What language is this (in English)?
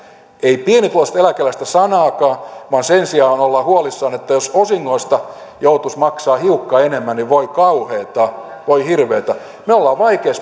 Finnish